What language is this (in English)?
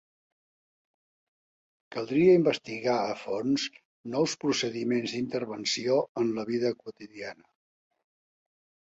Catalan